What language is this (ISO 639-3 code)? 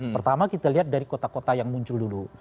ind